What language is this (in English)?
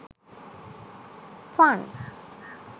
Sinhala